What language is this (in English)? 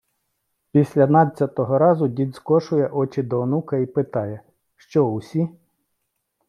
Ukrainian